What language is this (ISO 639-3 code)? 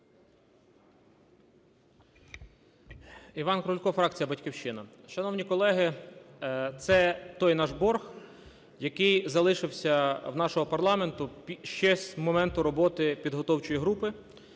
ukr